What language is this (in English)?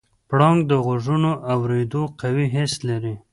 Pashto